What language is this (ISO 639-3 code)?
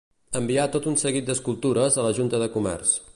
cat